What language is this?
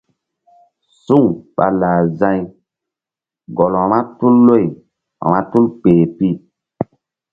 Mbum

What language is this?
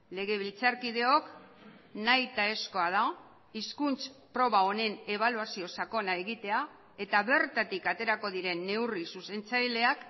Basque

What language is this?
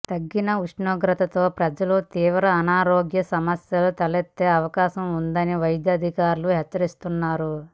Telugu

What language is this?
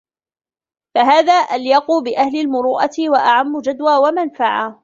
Arabic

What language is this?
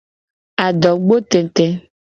Gen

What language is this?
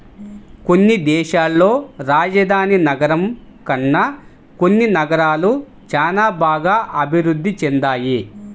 Telugu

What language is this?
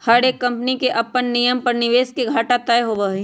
Magahi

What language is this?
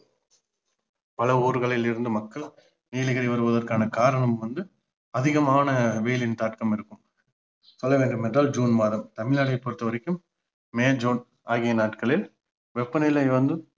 Tamil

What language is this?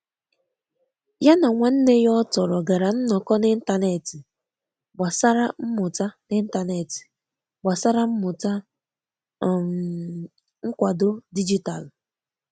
Igbo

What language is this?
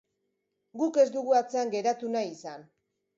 Basque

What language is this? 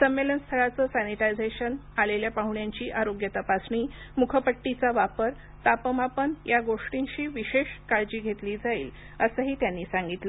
Marathi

